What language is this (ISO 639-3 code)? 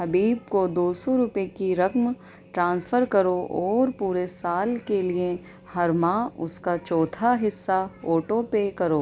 urd